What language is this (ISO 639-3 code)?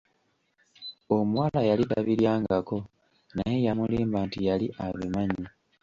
lug